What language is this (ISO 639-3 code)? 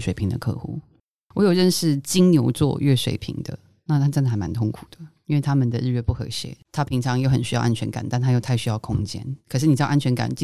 zho